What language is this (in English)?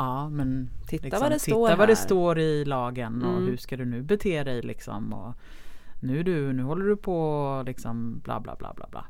Swedish